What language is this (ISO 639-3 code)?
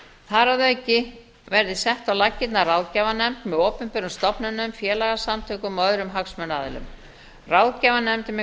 isl